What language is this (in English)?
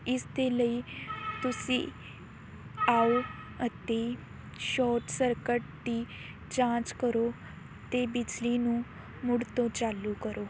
Punjabi